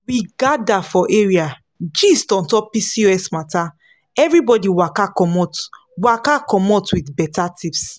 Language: Nigerian Pidgin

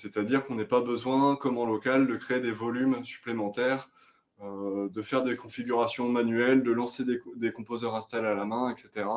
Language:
French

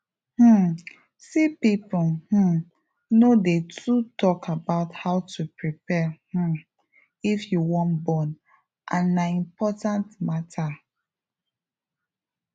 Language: Nigerian Pidgin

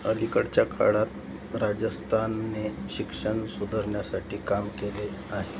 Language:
Marathi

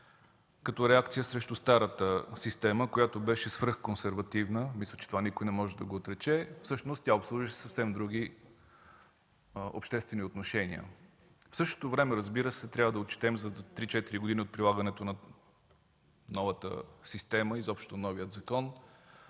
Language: Bulgarian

